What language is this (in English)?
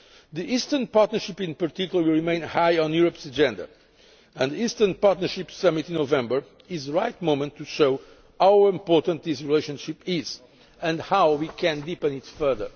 English